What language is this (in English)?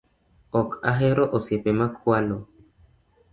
Luo (Kenya and Tanzania)